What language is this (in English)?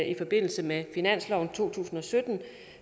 Danish